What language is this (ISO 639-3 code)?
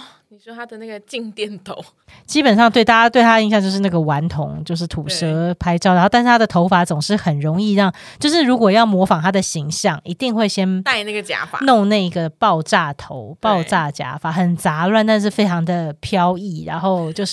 zho